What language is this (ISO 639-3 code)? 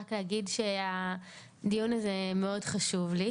heb